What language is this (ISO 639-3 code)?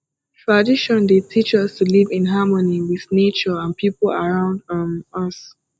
pcm